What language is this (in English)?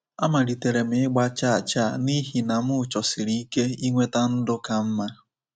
Igbo